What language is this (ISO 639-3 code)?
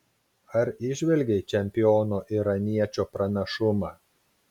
lit